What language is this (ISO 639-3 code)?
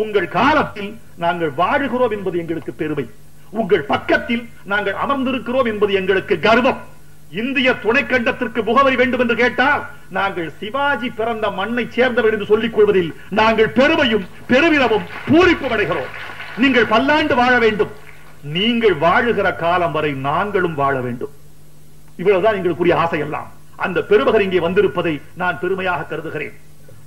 tur